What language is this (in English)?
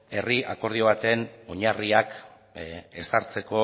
Basque